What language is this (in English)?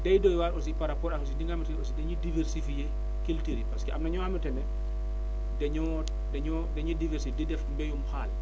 Wolof